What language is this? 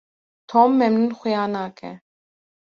Kurdish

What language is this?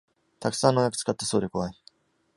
Japanese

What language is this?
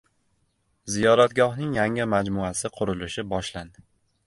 Uzbek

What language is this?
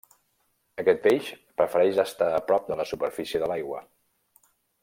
Catalan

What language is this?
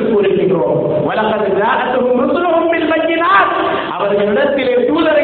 Tamil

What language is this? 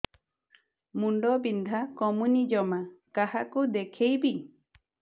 Odia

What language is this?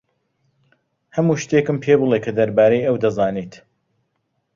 Central Kurdish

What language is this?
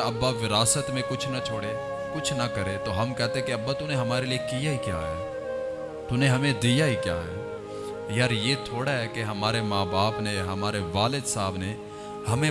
Urdu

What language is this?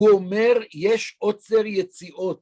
Hebrew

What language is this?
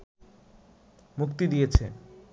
Bangla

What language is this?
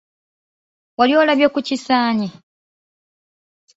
Ganda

